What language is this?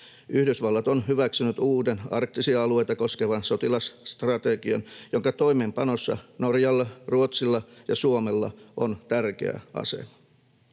Finnish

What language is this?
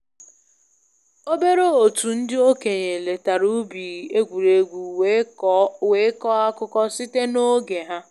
Igbo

